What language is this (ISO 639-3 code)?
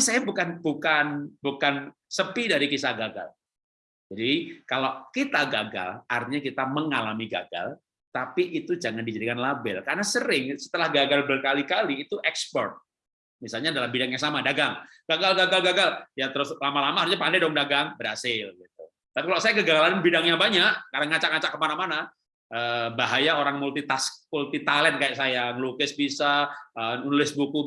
ind